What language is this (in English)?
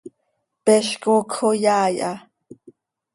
Seri